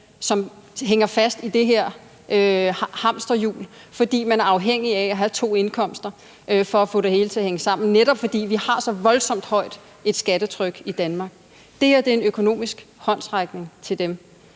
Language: Danish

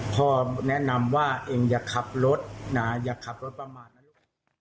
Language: Thai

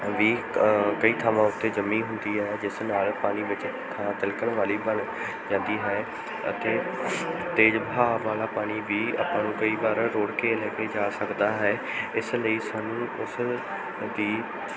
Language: Punjabi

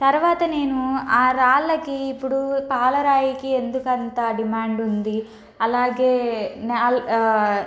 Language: Telugu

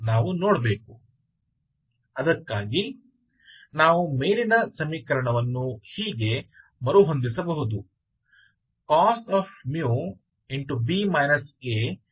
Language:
Hindi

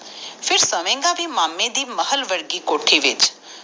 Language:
Punjabi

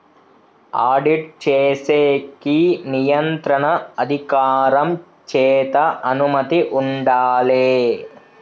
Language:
Telugu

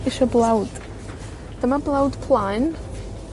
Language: Welsh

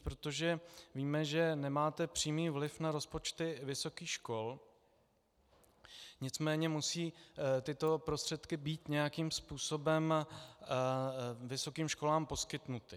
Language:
Czech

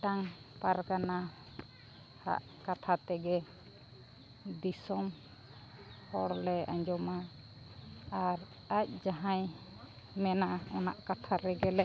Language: Santali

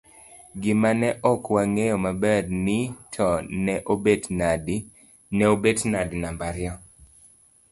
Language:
Luo (Kenya and Tanzania)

